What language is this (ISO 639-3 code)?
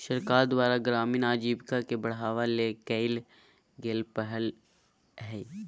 mag